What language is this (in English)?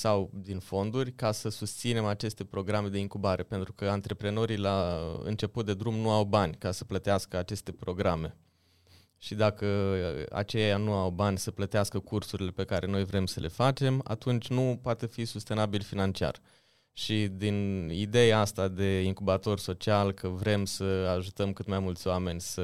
Romanian